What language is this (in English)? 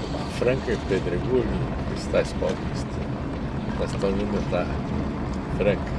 Portuguese